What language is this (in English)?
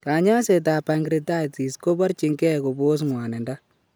Kalenjin